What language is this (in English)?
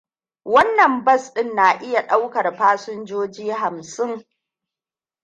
Hausa